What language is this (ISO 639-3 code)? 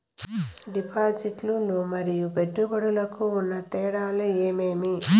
tel